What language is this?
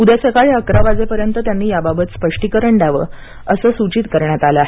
Marathi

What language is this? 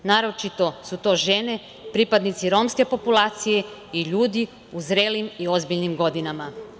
Serbian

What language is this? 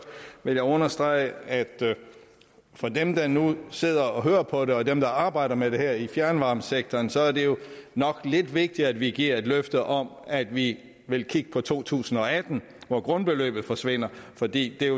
Danish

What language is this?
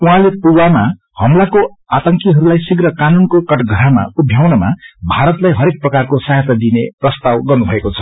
Nepali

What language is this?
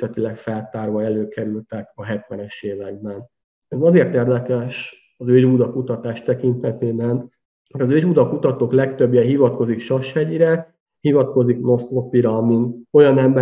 Hungarian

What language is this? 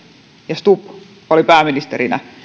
Finnish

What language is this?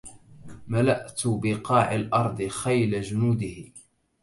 Arabic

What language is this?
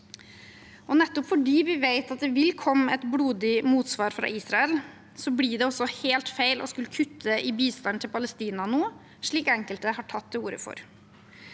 Norwegian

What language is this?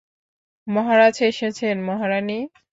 Bangla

